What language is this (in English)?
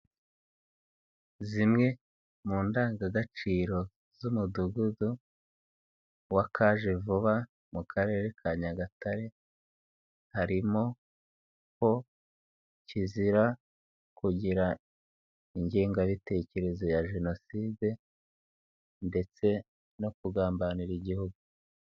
Kinyarwanda